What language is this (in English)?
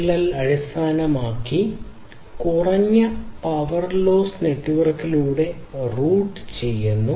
Malayalam